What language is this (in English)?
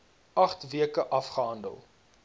Afrikaans